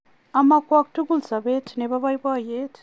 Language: Kalenjin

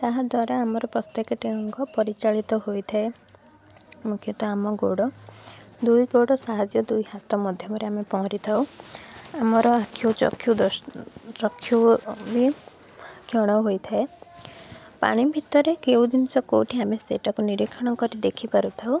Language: Odia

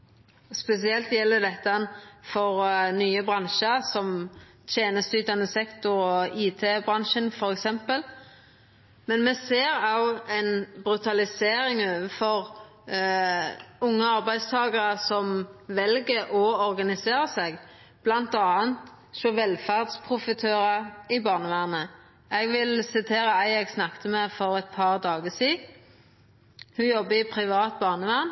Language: Norwegian Nynorsk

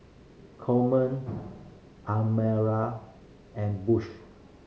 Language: English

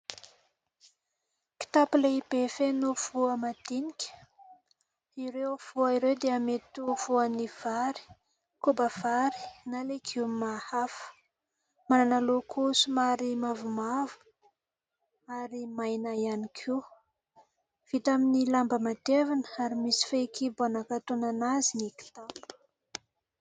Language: Malagasy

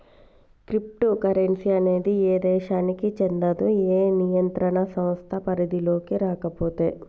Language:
Telugu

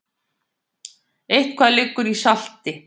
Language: Icelandic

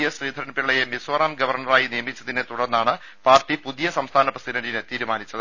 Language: Malayalam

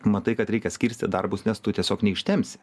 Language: Lithuanian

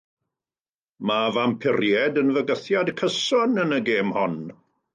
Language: Welsh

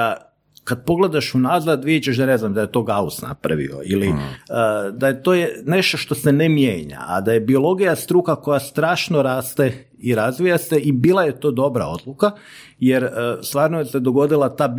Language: Croatian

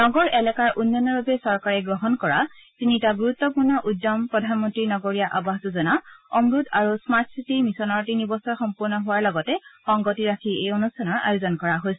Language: Assamese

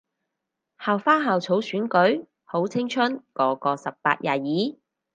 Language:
Cantonese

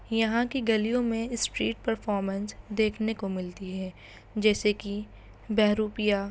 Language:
Urdu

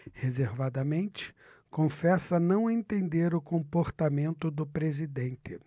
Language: Portuguese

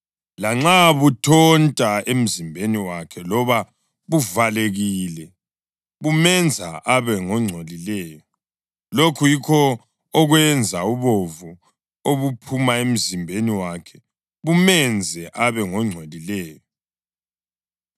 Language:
North Ndebele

